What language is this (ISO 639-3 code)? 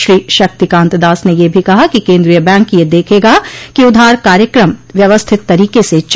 hin